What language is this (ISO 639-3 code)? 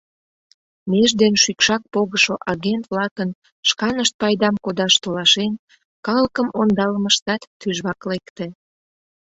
chm